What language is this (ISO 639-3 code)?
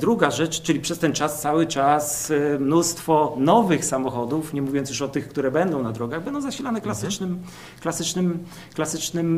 pol